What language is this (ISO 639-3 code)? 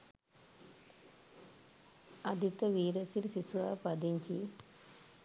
sin